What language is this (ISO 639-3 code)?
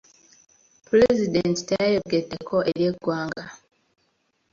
lug